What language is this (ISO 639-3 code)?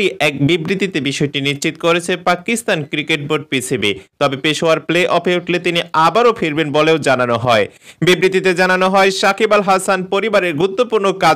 hin